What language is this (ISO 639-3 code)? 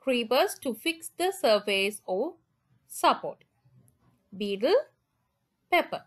eng